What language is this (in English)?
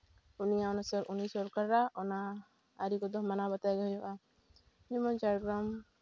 Santali